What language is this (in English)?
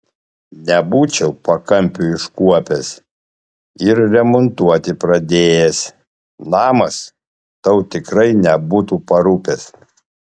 Lithuanian